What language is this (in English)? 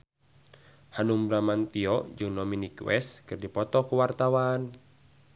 Sundanese